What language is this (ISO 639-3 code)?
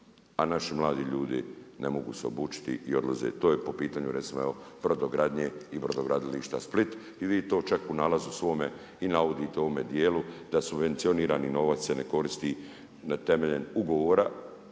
hrv